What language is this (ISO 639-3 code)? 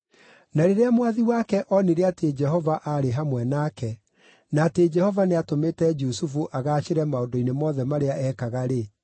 kik